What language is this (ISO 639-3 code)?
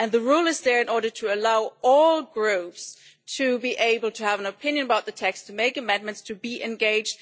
eng